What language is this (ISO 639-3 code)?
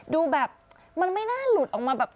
tha